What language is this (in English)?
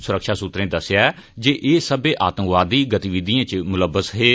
Dogri